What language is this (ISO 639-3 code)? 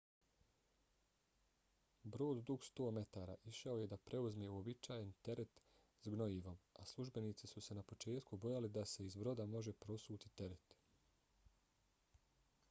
bos